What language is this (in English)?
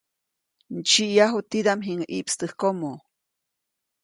Copainalá Zoque